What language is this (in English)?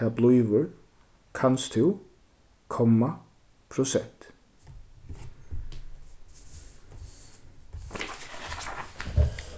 Faroese